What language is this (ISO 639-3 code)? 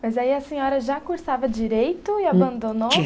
por